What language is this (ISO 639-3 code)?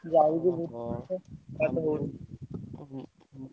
ori